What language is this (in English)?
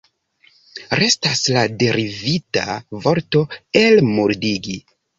Esperanto